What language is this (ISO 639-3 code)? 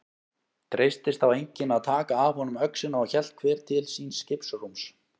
isl